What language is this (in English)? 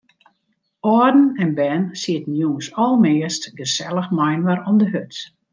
Western Frisian